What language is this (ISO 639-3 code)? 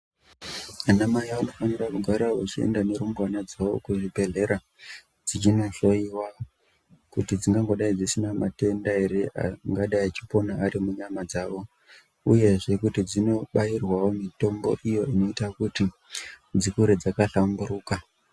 ndc